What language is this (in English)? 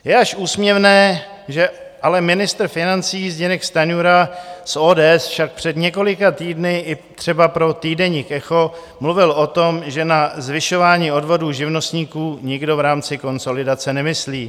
Czech